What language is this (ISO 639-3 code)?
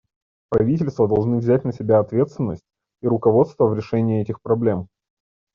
rus